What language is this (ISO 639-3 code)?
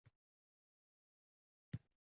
uzb